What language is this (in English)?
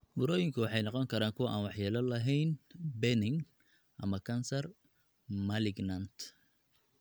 Somali